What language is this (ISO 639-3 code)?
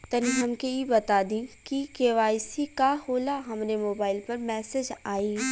bho